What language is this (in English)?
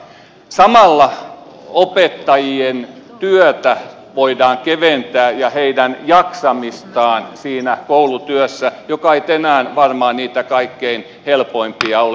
Finnish